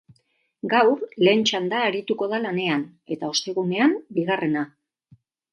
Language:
Basque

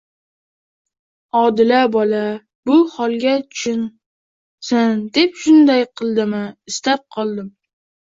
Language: Uzbek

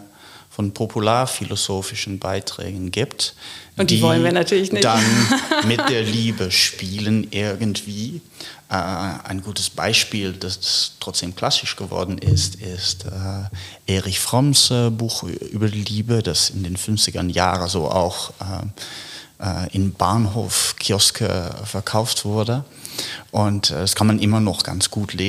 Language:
German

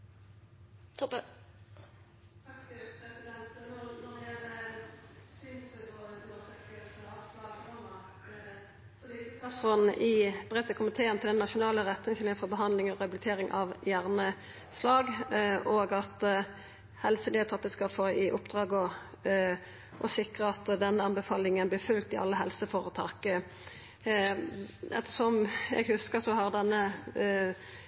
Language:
Norwegian Nynorsk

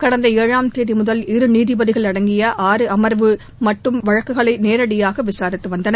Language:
Tamil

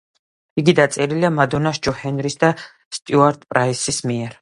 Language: Georgian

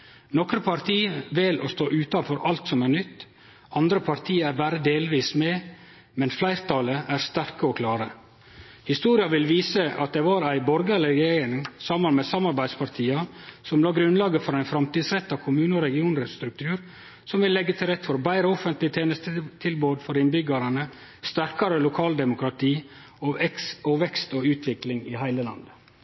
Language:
Norwegian Nynorsk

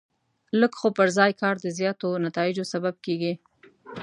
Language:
Pashto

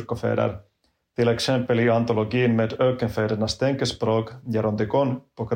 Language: Swedish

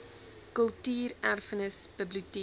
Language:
Afrikaans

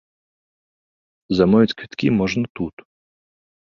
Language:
Belarusian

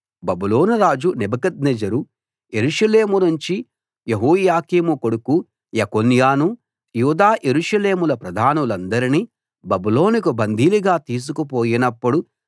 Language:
Telugu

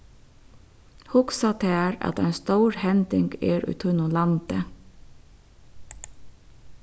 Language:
Faroese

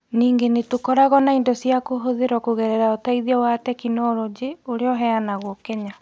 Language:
Kikuyu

